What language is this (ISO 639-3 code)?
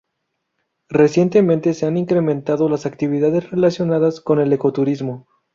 spa